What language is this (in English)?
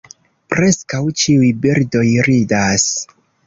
Esperanto